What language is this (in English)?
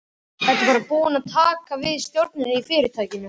Icelandic